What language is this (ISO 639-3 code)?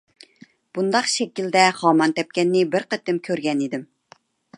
uig